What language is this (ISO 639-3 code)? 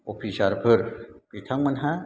brx